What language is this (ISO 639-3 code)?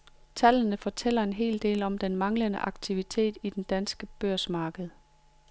dan